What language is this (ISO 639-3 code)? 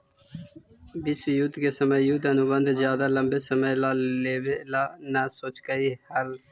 mag